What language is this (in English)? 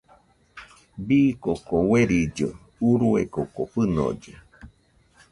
Nüpode Huitoto